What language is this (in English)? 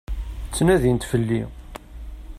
Kabyle